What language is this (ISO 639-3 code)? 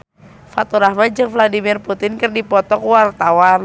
sun